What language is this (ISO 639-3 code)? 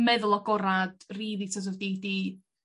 cym